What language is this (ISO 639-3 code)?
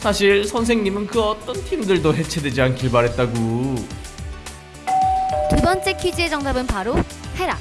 kor